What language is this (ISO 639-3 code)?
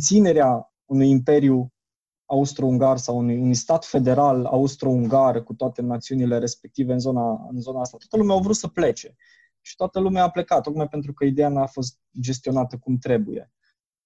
ron